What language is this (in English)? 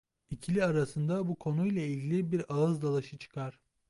Turkish